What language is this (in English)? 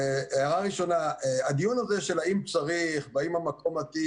Hebrew